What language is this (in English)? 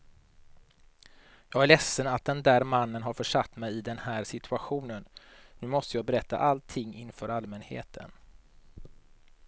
Swedish